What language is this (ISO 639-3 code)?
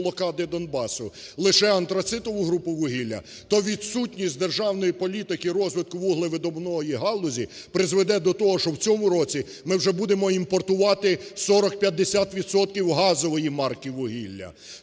ukr